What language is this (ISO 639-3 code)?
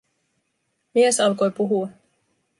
fin